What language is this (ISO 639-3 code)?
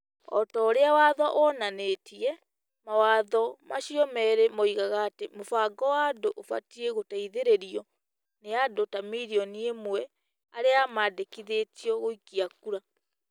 kik